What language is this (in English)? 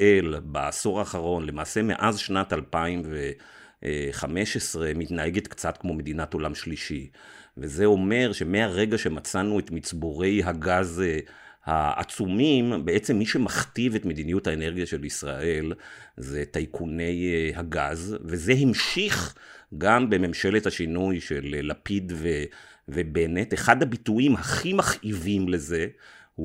Hebrew